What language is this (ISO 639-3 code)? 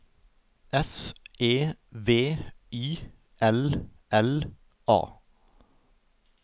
nor